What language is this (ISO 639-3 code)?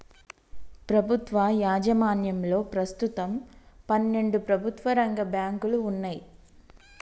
tel